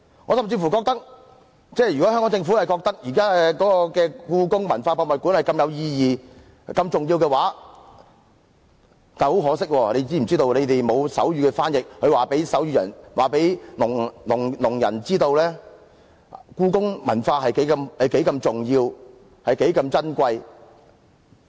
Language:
Cantonese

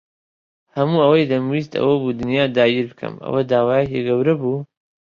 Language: Central Kurdish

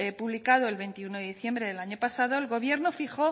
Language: Spanish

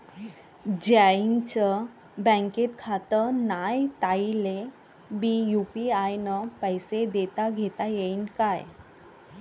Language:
Marathi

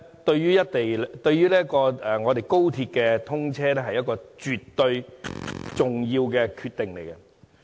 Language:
Cantonese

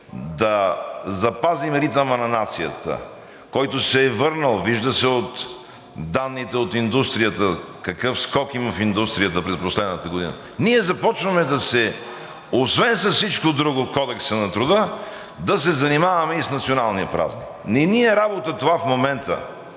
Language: Bulgarian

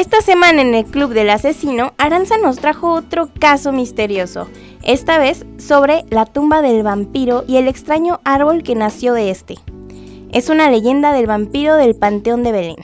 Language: Spanish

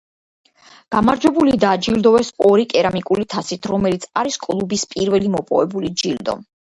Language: Georgian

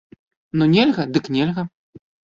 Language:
Belarusian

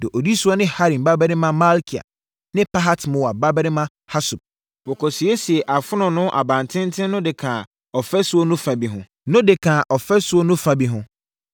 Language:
Akan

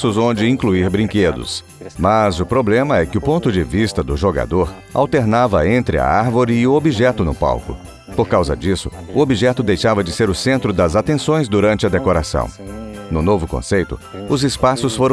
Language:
Portuguese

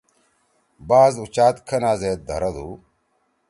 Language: Torwali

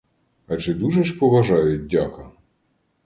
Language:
Ukrainian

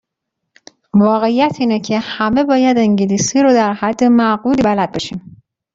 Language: Persian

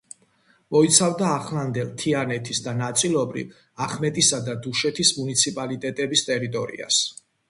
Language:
Georgian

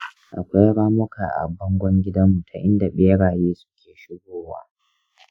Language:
Hausa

